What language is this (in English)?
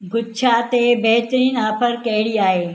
Sindhi